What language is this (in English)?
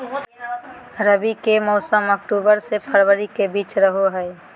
Magahi